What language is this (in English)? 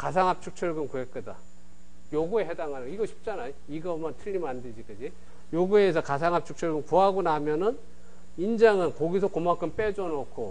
Korean